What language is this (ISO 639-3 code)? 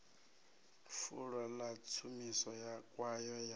ven